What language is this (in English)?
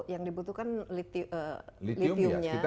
Indonesian